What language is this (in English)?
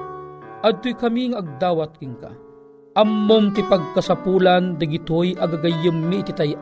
Filipino